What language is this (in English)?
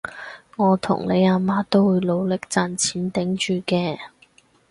Cantonese